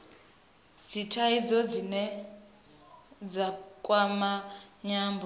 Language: Venda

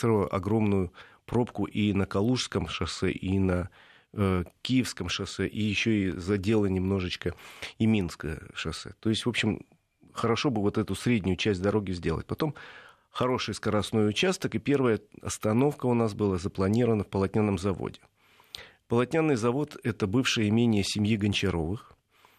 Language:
Russian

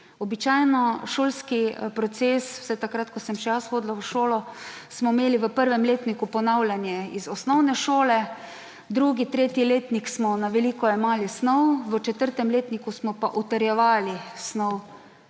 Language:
Slovenian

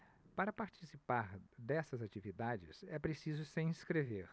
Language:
Portuguese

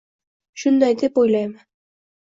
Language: Uzbek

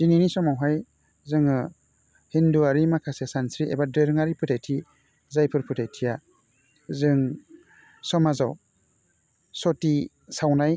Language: Bodo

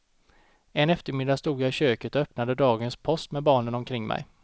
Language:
Swedish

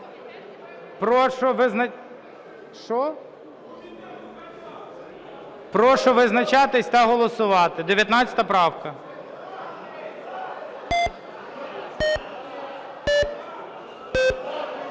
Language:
Ukrainian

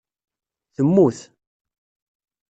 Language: Kabyle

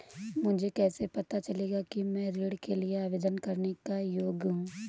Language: Hindi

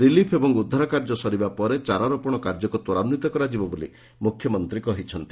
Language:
Odia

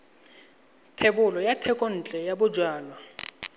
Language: Tswana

